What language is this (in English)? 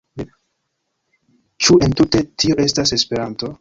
Esperanto